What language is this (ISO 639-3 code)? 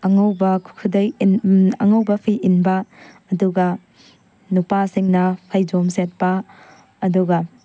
mni